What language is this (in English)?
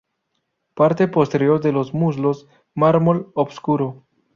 Spanish